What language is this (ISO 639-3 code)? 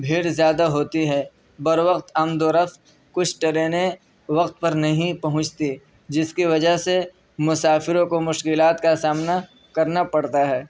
urd